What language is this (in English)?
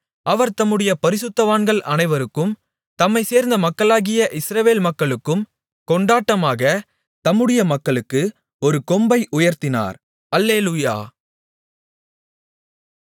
Tamil